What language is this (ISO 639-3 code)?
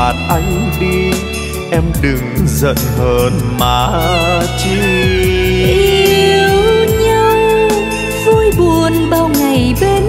vie